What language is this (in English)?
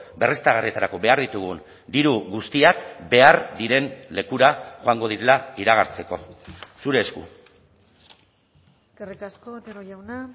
Basque